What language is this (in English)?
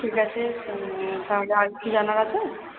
Bangla